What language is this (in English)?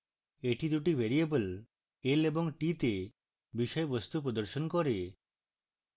Bangla